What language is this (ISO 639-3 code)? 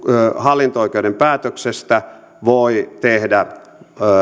fin